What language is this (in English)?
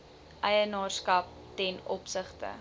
Afrikaans